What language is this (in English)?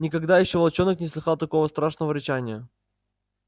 Russian